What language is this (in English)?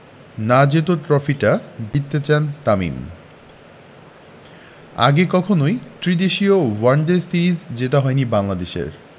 Bangla